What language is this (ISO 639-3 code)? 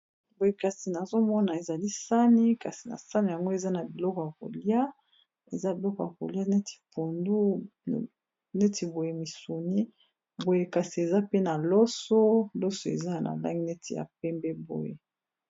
lin